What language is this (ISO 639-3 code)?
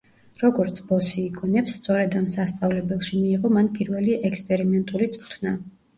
kat